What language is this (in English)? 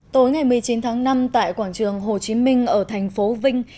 Vietnamese